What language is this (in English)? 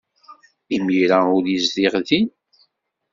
Kabyle